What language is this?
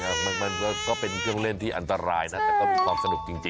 Thai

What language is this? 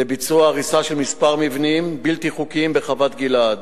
Hebrew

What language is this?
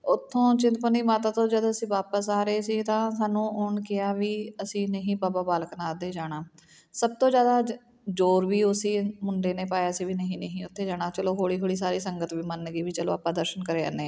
Punjabi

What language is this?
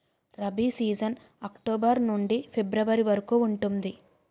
Telugu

